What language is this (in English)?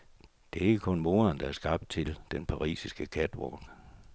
Danish